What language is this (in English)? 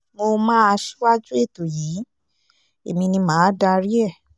Yoruba